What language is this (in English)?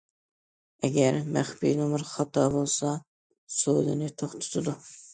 Uyghur